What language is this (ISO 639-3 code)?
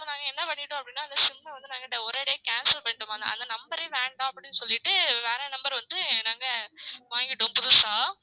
tam